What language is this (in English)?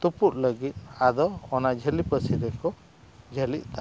Santali